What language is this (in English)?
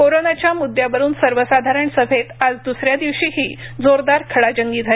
Marathi